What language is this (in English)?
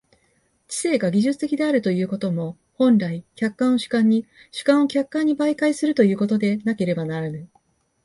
Japanese